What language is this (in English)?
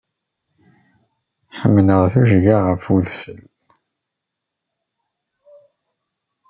Kabyle